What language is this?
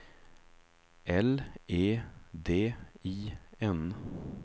Swedish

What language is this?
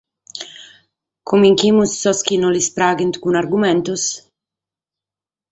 Sardinian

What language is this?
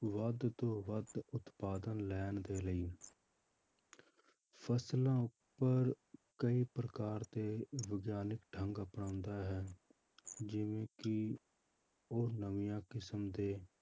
Punjabi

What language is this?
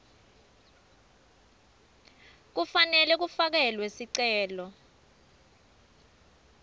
Swati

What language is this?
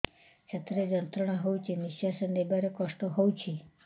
Odia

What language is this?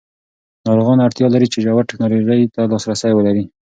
Pashto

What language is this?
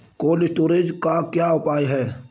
Hindi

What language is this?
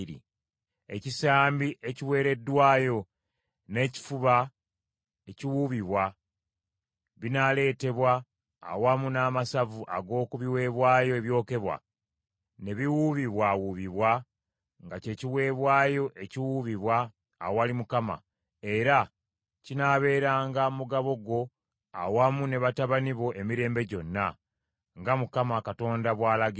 Ganda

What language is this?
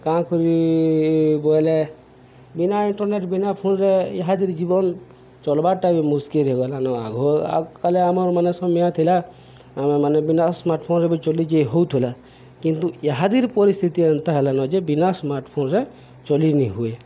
Odia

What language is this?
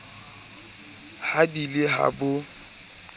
Southern Sotho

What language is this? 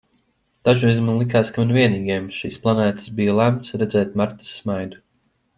Latvian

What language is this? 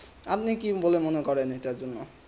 Bangla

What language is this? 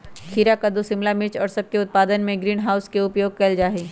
Magahi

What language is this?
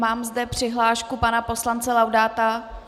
Czech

